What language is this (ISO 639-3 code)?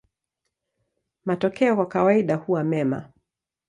swa